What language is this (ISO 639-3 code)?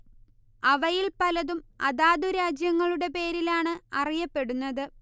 mal